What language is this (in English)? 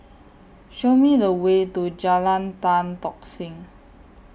English